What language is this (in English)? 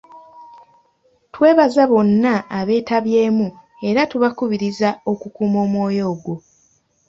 Ganda